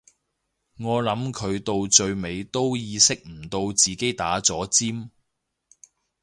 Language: Cantonese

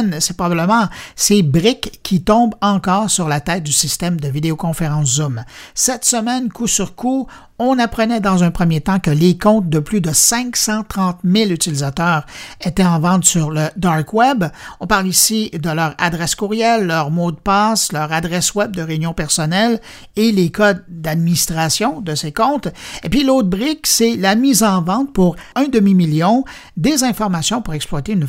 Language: French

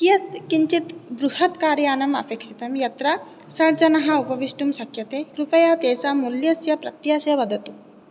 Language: Sanskrit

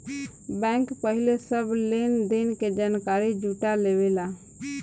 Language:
Bhojpuri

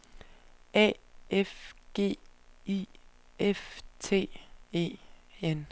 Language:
Danish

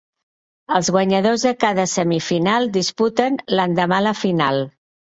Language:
Catalan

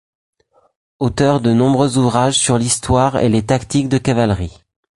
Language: French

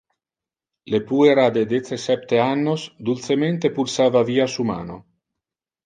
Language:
Interlingua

